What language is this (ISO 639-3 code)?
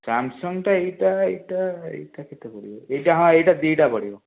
ori